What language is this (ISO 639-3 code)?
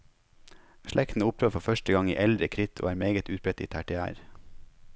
nor